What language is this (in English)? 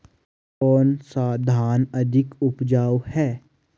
Hindi